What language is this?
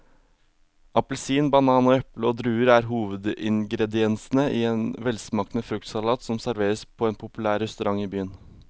Norwegian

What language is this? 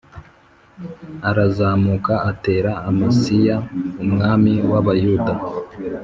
Kinyarwanda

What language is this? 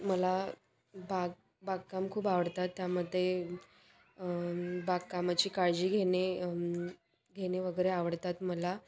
Marathi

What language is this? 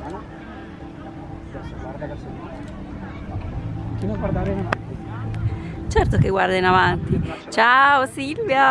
Italian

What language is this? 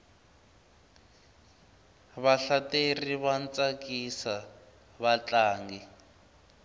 Tsonga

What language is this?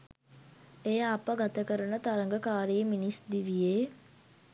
Sinhala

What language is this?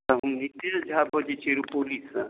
Maithili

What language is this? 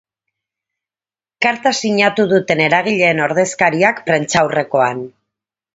Basque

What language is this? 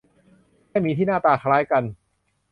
Thai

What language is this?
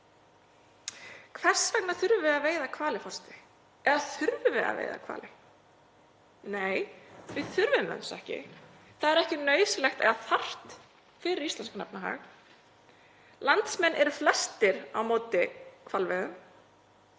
Icelandic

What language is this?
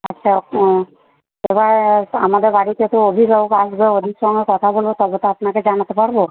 Bangla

